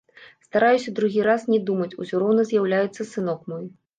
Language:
Belarusian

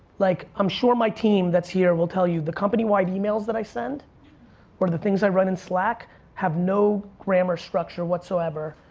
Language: English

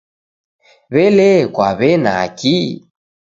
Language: Taita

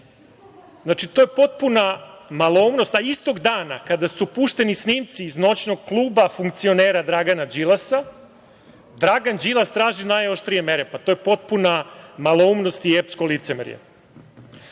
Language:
Serbian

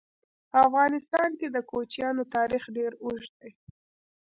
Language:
Pashto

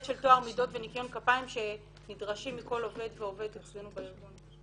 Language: Hebrew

